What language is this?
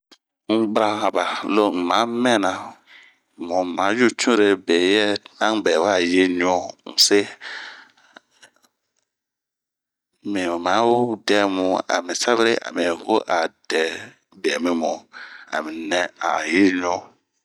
Bomu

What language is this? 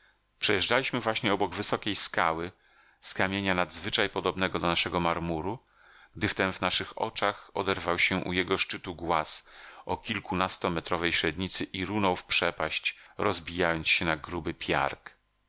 Polish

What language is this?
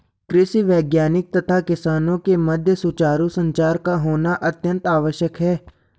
Hindi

